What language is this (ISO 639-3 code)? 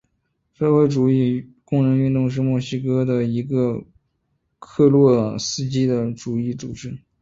zho